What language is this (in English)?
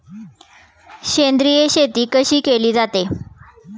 Marathi